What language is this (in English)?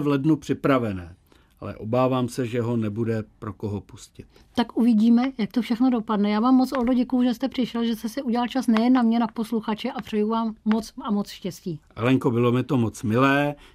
Czech